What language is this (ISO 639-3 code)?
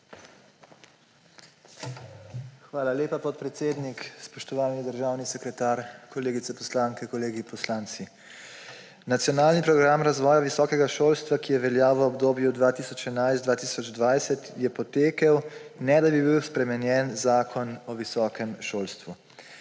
slv